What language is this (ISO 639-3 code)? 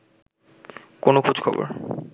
ben